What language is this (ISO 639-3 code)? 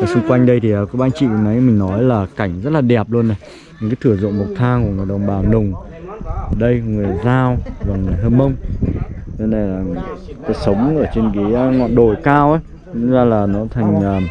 vie